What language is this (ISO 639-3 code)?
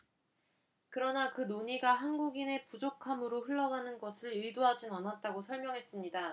kor